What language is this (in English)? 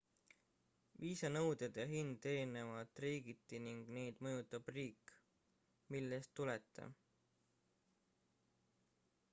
Estonian